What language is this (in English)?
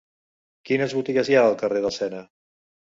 Catalan